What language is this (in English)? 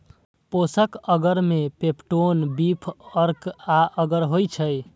Maithili